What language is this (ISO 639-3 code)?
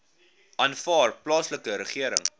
afr